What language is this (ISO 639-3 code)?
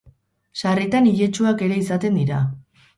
eus